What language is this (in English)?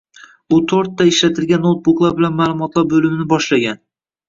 Uzbek